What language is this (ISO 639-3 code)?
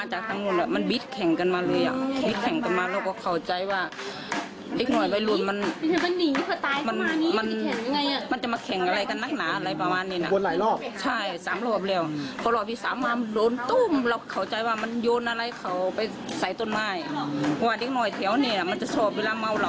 tha